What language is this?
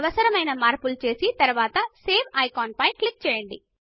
Telugu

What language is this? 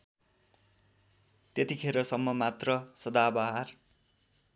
Nepali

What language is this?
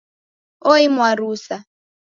Taita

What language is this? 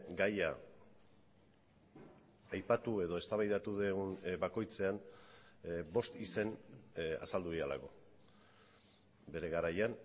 Basque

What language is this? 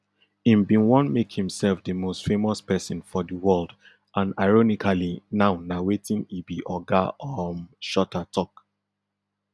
Nigerian Pidgin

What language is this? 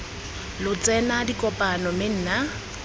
Tswana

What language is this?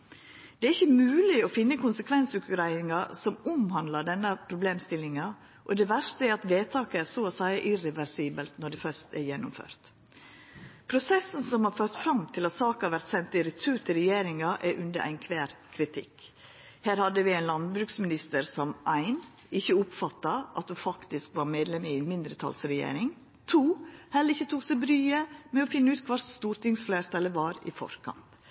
Norwegian Nynorsk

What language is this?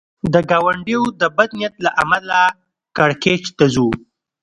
Pashto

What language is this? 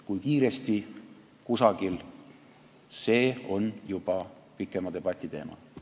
Estonian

